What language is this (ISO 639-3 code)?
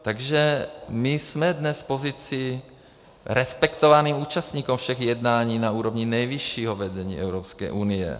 ces